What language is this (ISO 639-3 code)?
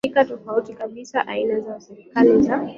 swa